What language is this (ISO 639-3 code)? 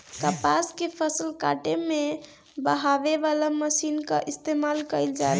bho